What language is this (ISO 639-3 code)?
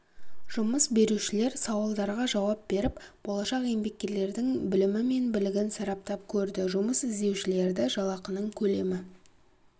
kaz